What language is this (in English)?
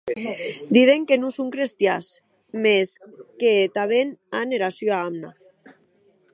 Occitan